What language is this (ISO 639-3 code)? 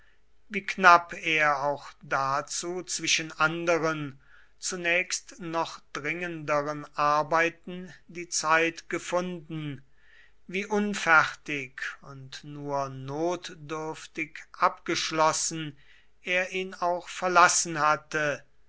deu